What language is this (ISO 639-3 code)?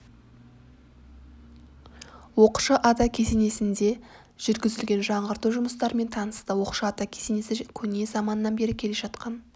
kaz